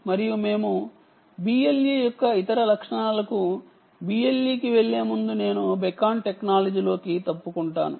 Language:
Telugu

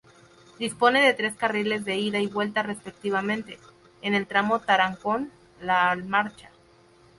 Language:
Spanish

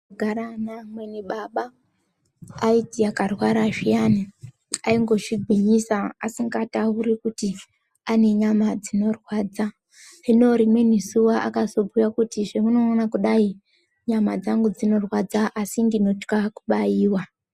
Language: Ndau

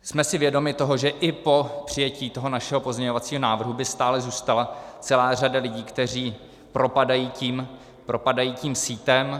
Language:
Czech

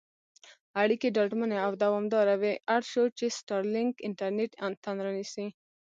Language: Pashto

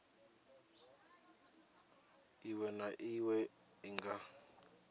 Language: Venda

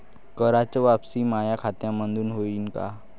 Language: Marathi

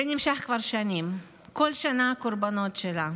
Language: Hebrew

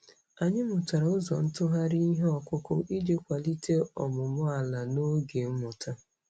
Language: Igbo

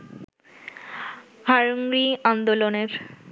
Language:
Bangla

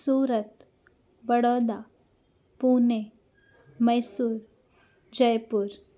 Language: Sindhi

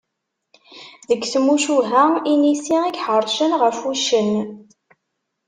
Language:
Kabyle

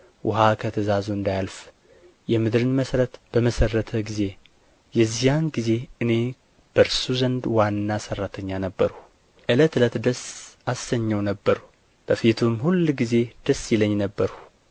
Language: Amharic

